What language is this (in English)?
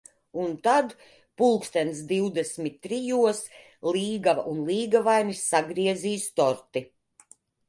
Latvian